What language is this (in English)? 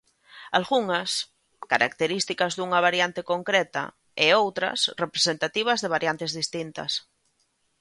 Galician